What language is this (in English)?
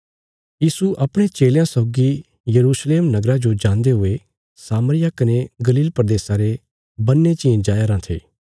Bilaspuri